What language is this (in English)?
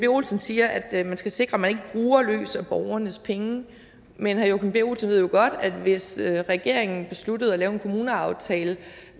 Danish